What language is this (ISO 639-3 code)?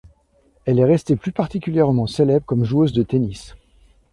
fra